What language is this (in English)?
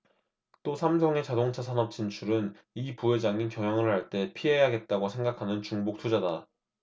Korean